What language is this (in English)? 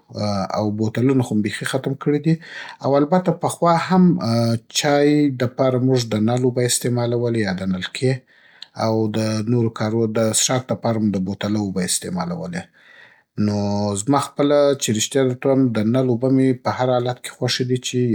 Southern Pashto